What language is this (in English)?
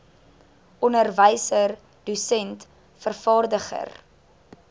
Afrikaans